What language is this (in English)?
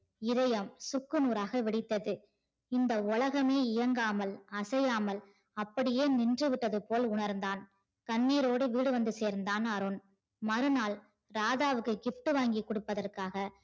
Tamil